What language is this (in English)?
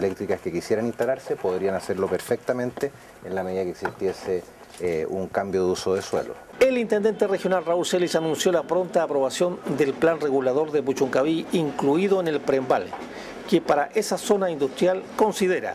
Spanish